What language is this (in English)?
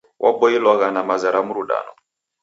Taita